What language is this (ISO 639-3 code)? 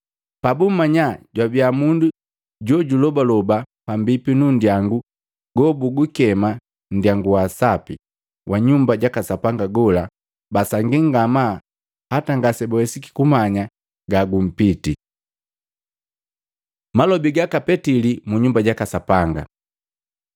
mgv